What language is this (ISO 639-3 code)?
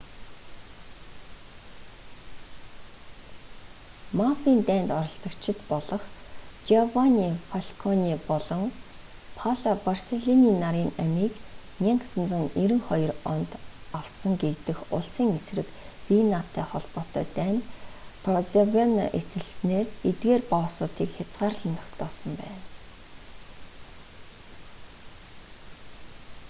mon